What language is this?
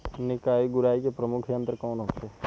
Bhojpuri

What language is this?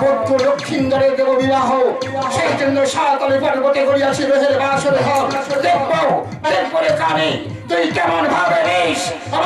Korean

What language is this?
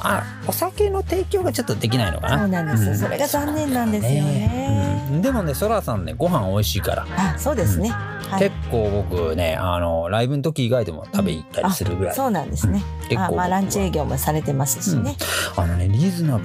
Japanese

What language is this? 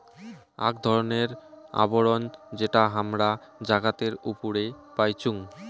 Bangla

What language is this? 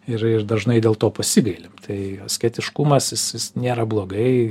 Lithuanian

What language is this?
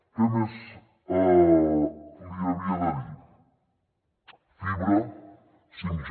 Catalan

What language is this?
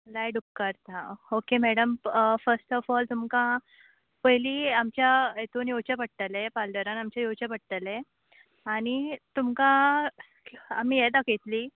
Konkani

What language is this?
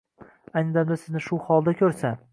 Uzbek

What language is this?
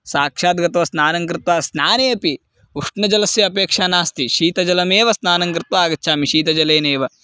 Sanskrit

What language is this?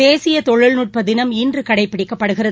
Tamil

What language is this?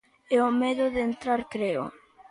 Galician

